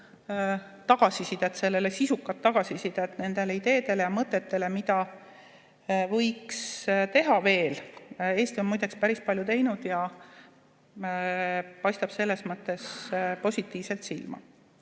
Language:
Estonian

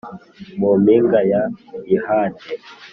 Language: Kinyarwanda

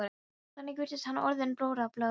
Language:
Icelandic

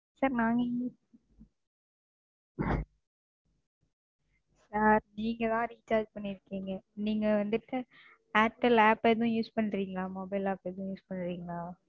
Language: Tamil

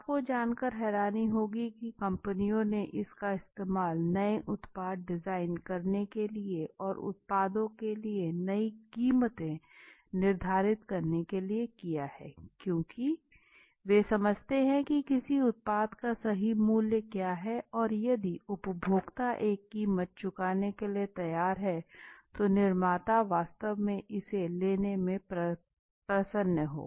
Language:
Hindi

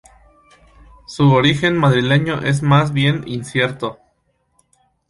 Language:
Spanish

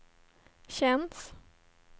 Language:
Swedish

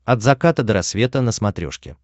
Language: Russian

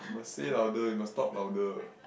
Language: English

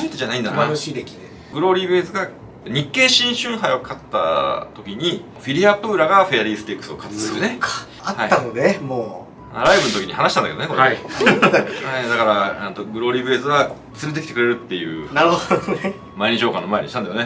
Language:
Japanese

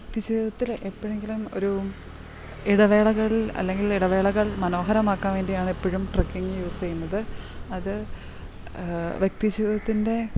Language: Malayalam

